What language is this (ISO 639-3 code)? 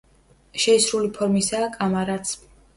kat